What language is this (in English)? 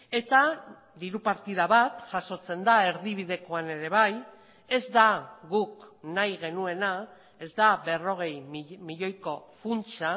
Basque